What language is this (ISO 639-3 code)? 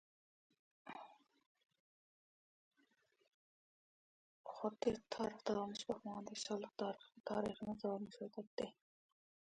uig